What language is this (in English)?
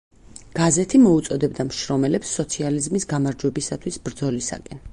Georgian